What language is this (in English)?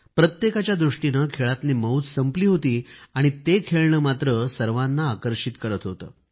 Marathi